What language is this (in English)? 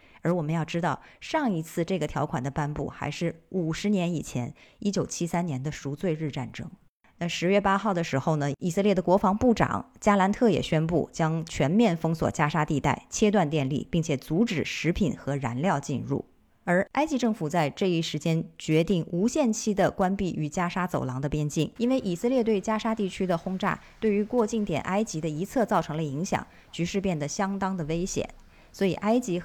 Chinese